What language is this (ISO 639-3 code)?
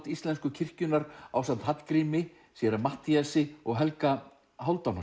isl